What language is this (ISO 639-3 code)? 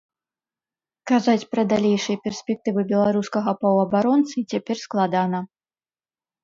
bel